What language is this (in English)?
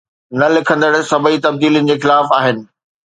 Sindhi